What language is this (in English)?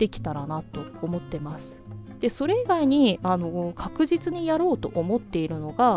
Japanese